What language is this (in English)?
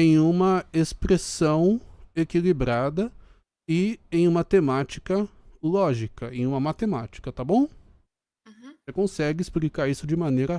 Portuguese